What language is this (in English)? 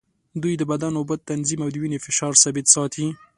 Pashto